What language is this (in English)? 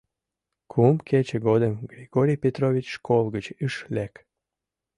Mari